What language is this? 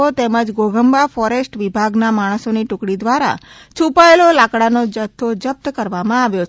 Gujarati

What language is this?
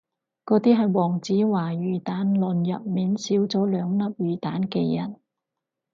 Cantonese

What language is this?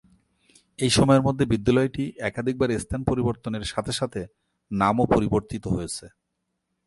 Bangla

